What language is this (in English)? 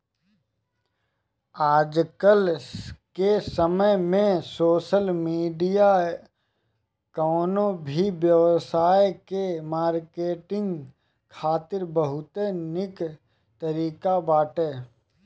Bhojpuri